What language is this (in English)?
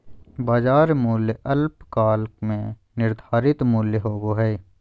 Magahi